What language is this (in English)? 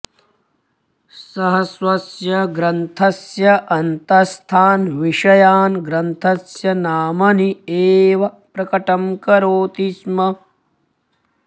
Sanskrit